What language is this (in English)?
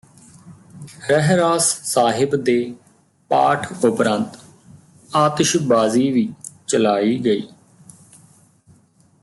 Punjabi